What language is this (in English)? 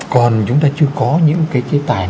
Vietnamese